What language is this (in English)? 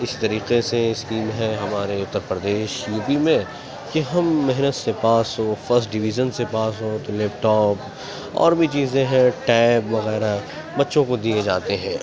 Urdu